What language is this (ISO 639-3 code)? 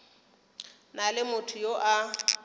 nso